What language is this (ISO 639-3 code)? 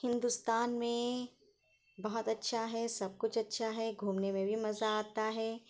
urd